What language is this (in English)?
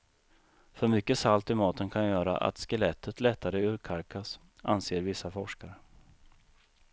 Swedish